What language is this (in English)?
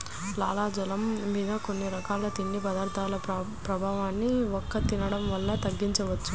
Telugu